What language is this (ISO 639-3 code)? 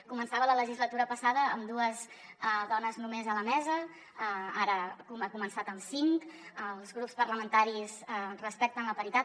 cat